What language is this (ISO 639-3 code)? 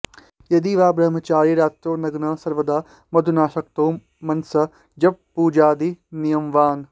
san